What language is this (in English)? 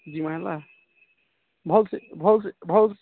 Odia